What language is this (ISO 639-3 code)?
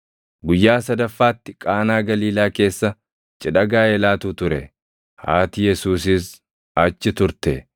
orm